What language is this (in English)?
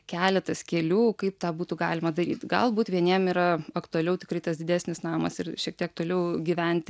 Lithuanian